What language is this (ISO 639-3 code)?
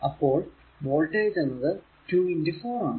mal